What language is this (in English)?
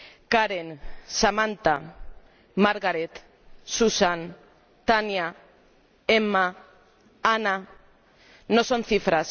Spanish